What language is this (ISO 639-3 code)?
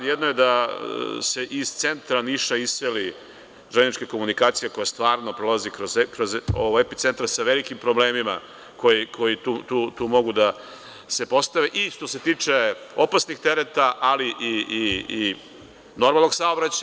srp